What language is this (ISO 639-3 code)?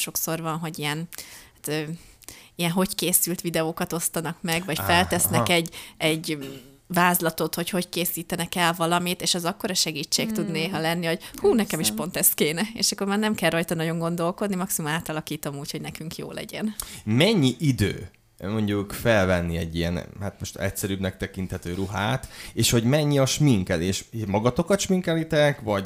hun